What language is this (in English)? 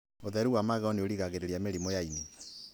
Kikuyu